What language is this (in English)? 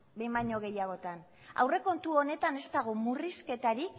Basque